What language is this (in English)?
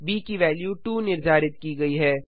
Hindi